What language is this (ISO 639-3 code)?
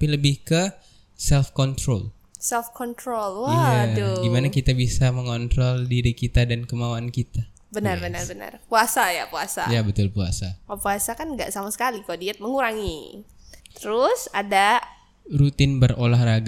ind